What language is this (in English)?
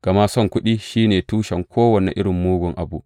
Hausa